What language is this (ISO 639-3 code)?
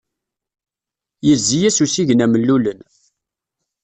kab